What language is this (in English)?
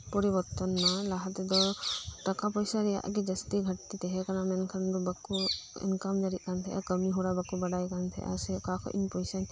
Santali